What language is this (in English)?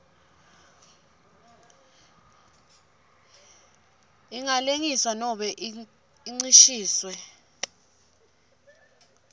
Swati